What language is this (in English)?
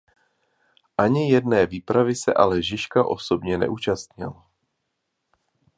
Czech